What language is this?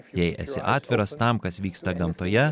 Lithuanian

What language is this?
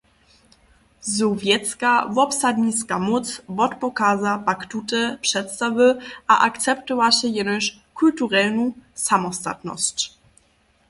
Upper Sorbian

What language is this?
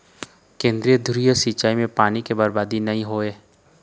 Chhattisgarhi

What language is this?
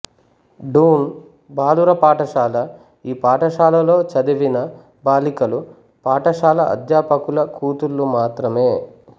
Telugu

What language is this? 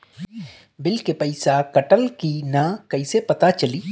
Bhojpuri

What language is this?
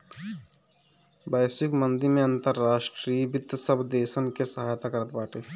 Bhojpuri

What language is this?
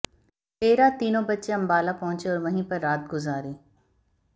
Hindi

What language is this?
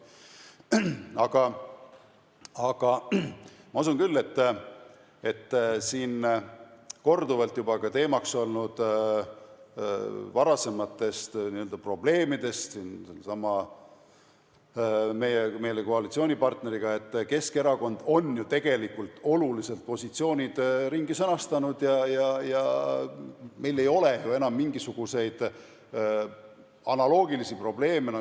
Estonian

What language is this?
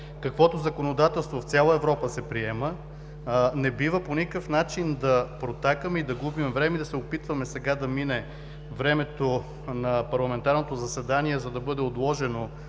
Bulgarian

